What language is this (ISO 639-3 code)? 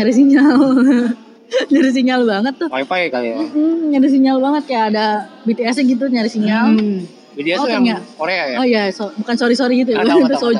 ind